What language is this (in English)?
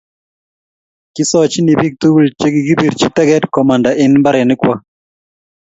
Kalenjin